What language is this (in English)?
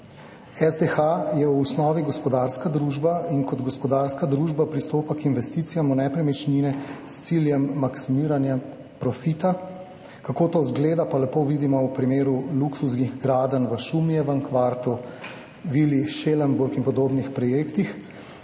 Slovenian